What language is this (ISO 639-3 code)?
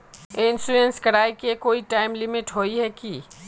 mag